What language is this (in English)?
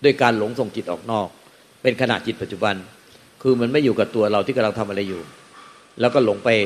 Thai